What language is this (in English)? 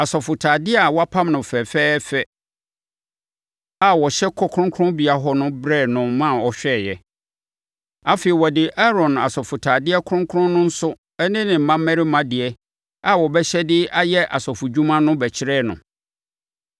Akan